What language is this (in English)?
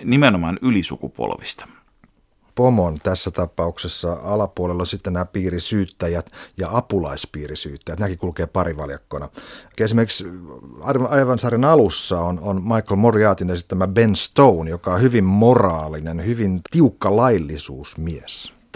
Finnish